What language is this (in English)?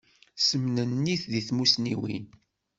Kabyle